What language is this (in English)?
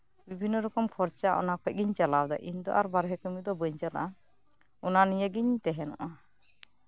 Santali